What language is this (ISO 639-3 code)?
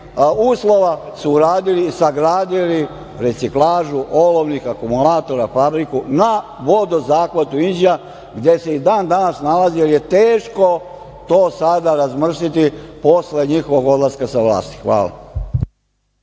srp